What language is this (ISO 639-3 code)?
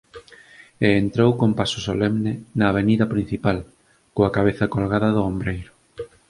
glg